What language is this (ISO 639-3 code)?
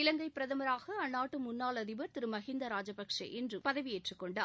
tam